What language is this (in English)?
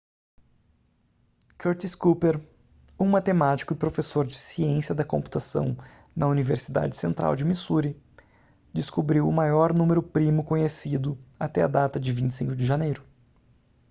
Portuguese